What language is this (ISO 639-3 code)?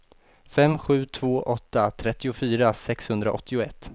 swe